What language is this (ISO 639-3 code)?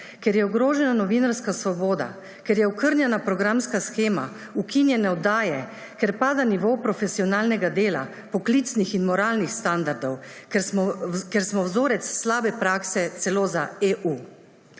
slv